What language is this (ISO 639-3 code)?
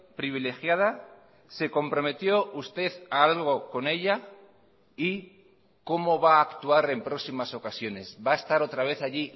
spa